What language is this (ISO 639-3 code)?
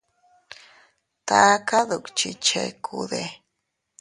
cut